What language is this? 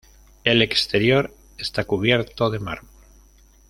Spanish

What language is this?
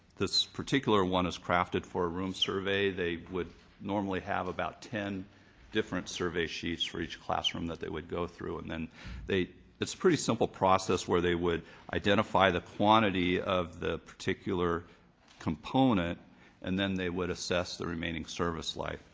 English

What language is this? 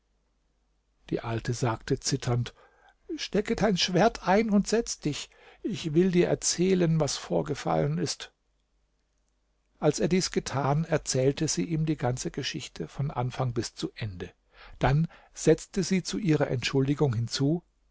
German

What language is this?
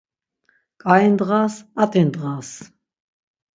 Laz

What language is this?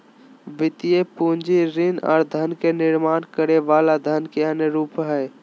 Magahi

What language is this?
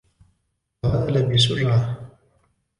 Arabic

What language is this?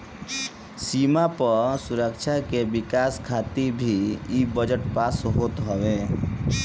Bhojpuri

